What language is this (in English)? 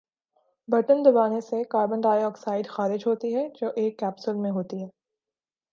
Urdu